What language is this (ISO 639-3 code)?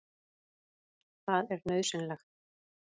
isl